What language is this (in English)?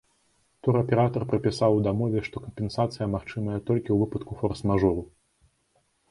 Belarusian